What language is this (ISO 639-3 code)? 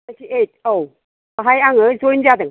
brx